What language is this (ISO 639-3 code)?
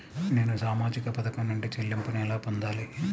tel